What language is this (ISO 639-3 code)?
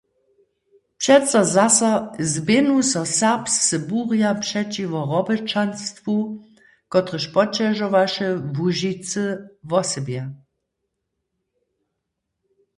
hsb